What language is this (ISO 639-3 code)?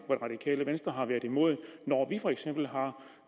dan